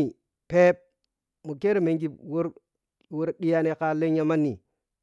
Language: Piya-Kwonci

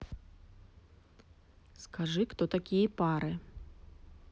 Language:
Russian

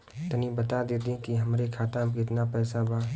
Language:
Bhojpuri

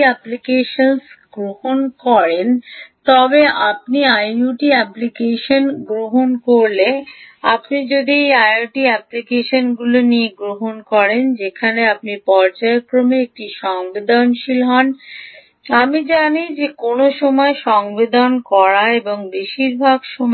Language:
Bangla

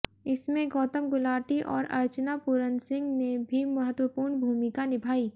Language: Hindi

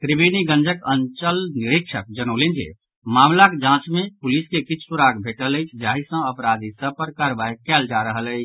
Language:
Maithili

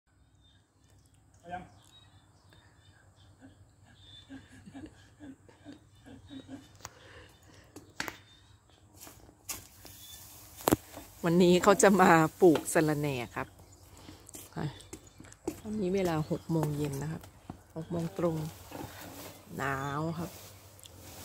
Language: Thai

